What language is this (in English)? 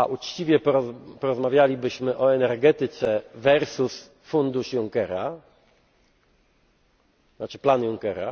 Polish